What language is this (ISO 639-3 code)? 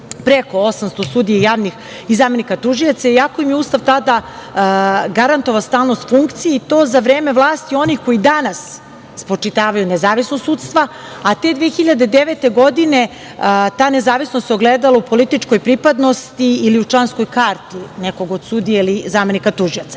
srp